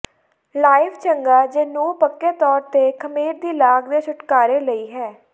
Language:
Punjabi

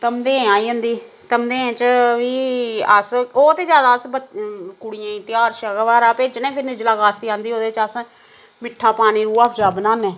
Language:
Dogri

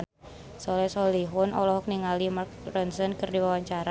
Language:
Sundanese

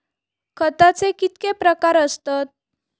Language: Marathi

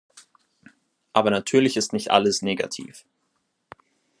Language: German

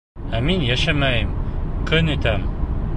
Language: Bashkir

